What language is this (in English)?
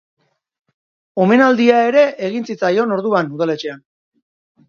Basque